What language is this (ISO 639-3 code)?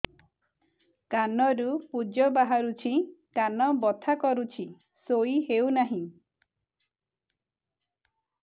ori